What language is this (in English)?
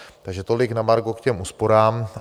Czech